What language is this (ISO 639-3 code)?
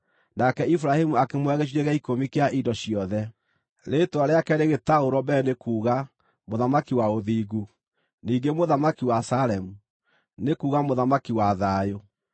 kik